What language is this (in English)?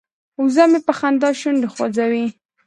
Pashto